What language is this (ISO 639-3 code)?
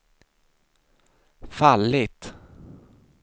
swe